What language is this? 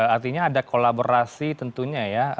Indonesian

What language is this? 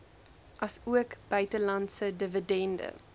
Afrikaans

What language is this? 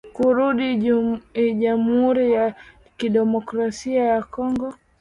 Swahili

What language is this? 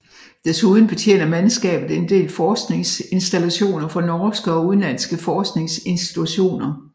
Danish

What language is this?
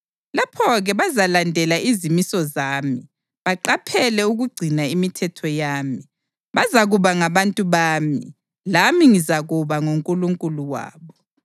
North Ndebele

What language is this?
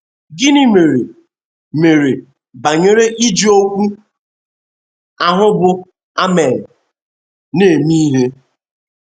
Igbo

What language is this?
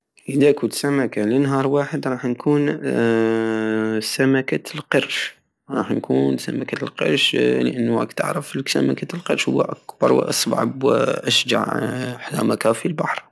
Algerian Saharan Arabic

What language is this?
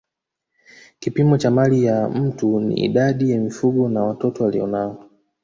Swahili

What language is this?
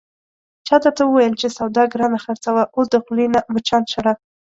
Pashto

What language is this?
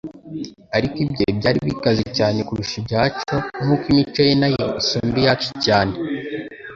Kinyarwanda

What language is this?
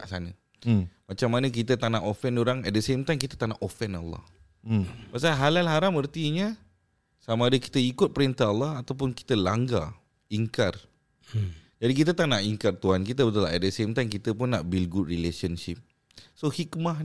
Malay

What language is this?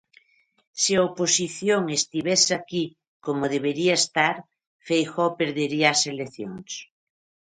Galician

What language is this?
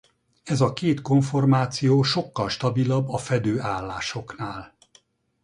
Hungarian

